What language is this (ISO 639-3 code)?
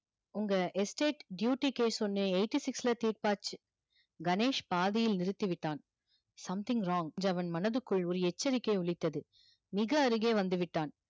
tam